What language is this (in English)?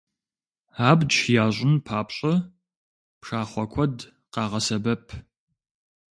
Kabardian